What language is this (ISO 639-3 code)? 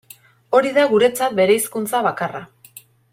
eus